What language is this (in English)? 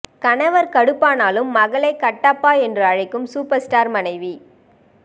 Tamil